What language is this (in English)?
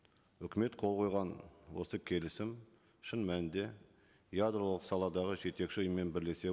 Kazakh